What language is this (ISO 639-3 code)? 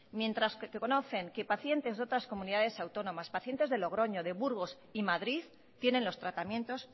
spa